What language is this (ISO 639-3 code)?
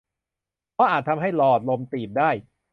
tha